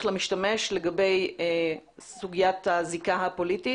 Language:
Hebrew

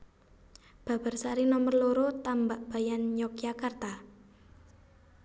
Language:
Javanese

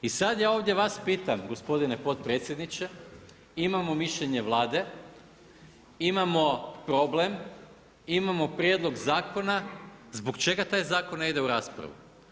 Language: Croatian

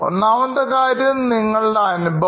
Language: Malayalam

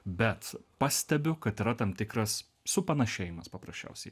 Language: Lithuanian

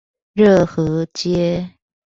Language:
Chinese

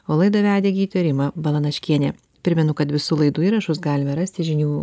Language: Lithuanian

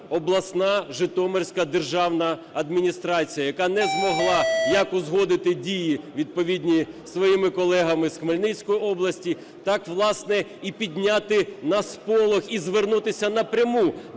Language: Ukrainian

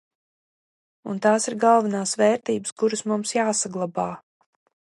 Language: Latvian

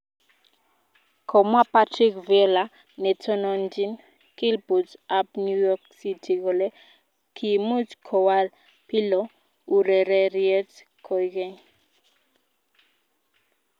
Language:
Kalenjin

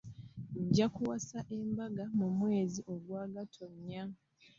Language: Ganda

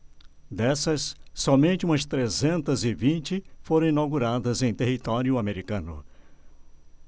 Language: Portuguese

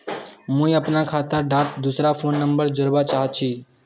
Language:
Magahi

